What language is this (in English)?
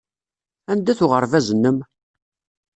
Kabyle